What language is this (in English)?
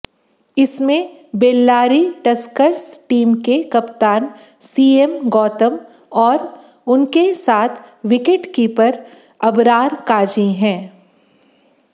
Hindi